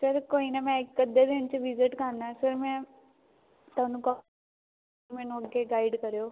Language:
Punjabi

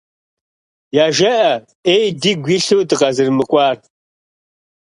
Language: Kabardian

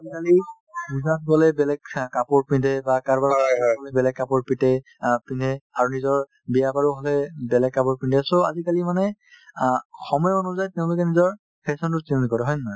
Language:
Assamese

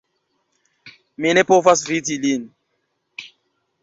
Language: Esperanto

